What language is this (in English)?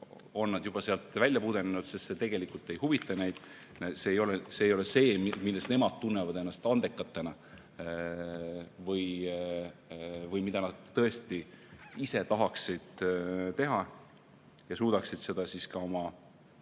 Estonian